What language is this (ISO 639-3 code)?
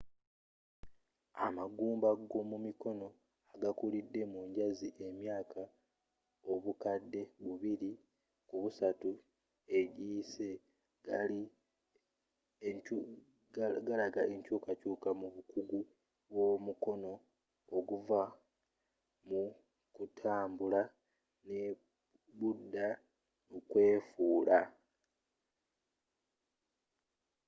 lug